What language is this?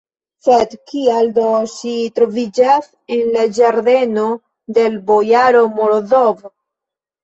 Esperanto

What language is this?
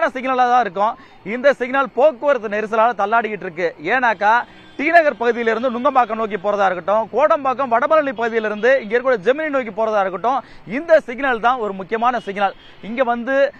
Tamil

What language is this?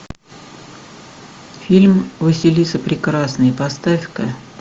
Russian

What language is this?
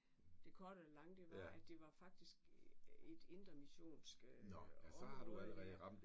Danish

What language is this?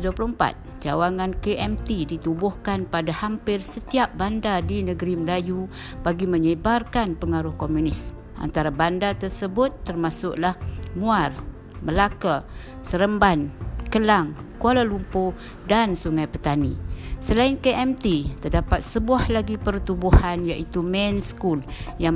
Malay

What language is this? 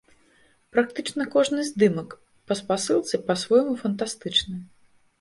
Belarusian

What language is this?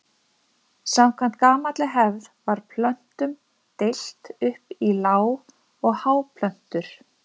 Icelandic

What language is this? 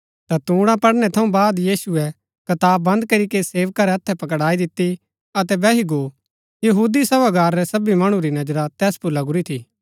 Gaddi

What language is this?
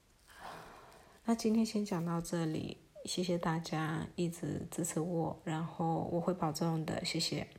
Chinese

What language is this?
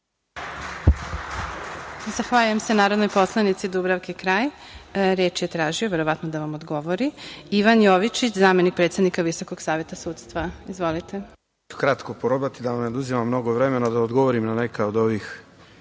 Serbian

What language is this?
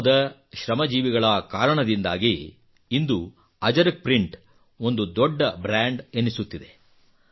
Kannada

